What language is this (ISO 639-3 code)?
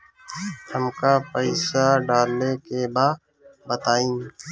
bho